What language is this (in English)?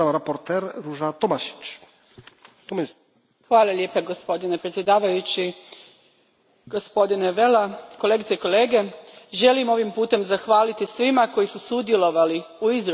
Croatian